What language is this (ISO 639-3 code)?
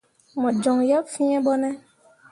mua